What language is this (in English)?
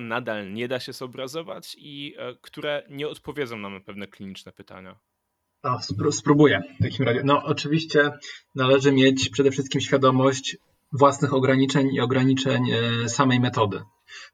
Polish